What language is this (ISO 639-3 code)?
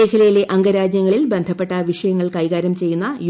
mal